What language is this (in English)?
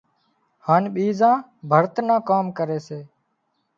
Wadiyara Koli